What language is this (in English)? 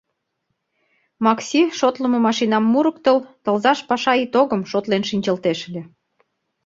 Mari